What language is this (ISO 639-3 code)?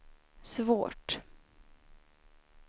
swe